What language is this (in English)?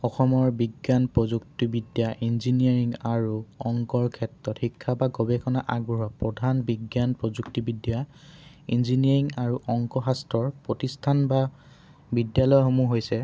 Assamese